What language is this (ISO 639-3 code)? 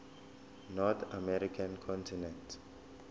zul